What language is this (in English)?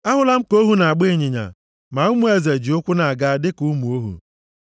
Igbo